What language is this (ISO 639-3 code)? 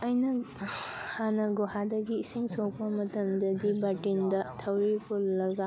mni